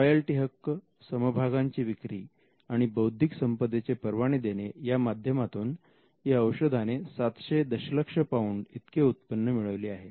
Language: Marathi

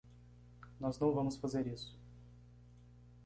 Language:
Portuguese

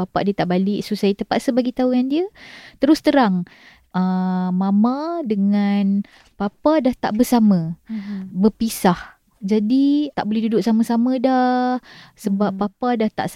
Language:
Malay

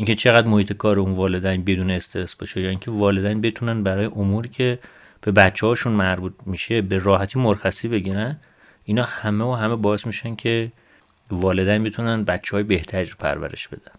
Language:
Persian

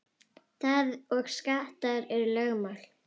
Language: Icelandic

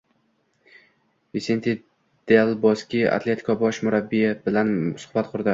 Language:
Uzbek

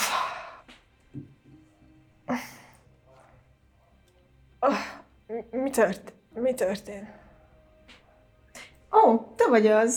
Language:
Hungarian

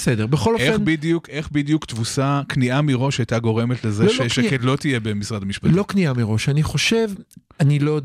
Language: Hebrew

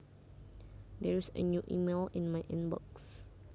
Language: Javanese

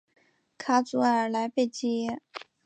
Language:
Chinese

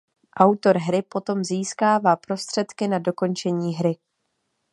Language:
Czech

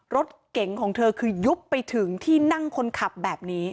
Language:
Thai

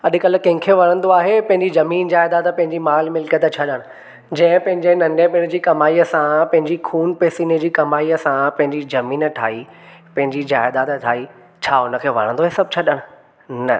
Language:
Sindhi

